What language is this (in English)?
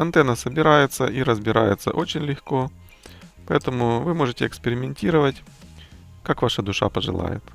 Russian